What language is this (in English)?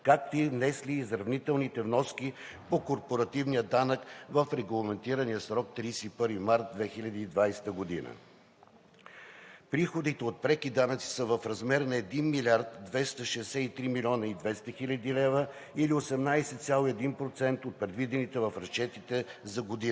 Bulgarian